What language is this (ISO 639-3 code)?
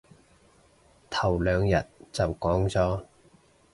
yue